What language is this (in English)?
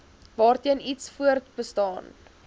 Afrikaans